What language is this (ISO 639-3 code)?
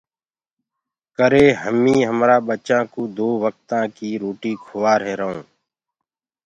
ggg